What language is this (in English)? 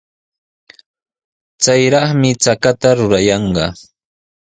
Sihuas Ancash Quechua